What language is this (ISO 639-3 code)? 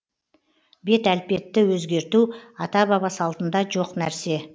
kaz